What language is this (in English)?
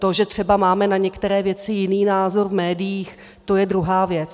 Czech